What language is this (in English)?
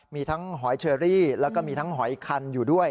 Thai